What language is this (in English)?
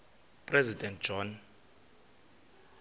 Xhosa